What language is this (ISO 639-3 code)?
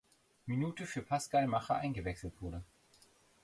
deu